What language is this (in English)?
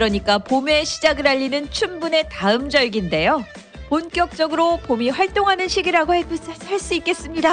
Korean